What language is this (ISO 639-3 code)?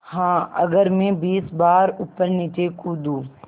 hin